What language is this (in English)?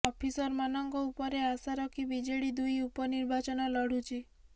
Odia